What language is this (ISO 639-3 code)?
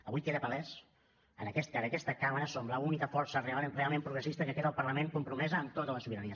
cat